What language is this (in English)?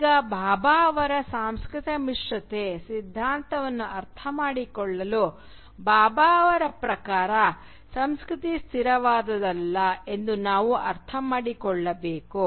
Kannada